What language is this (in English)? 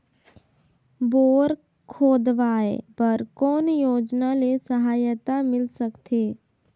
Chhattisgarhi